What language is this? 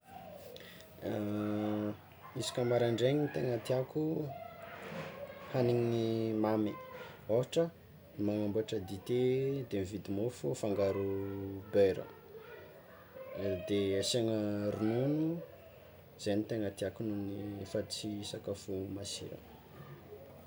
Tsimihety Malagasy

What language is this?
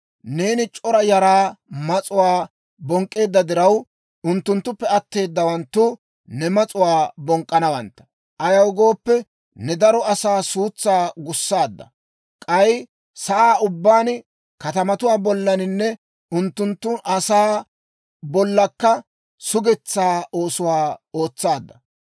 Dawro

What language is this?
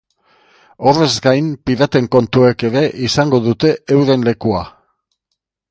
Basque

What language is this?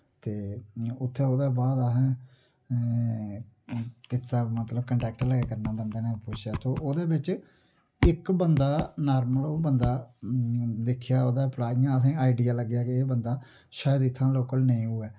Dogri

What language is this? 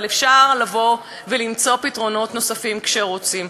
Hebrew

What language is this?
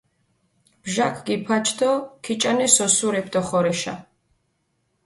Mingrelian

